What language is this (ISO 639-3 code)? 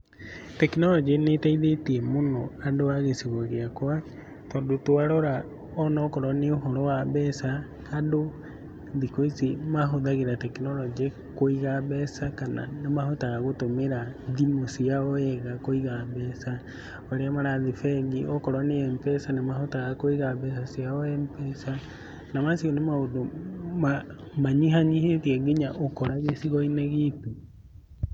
kik